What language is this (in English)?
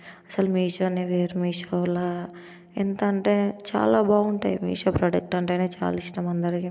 Telugu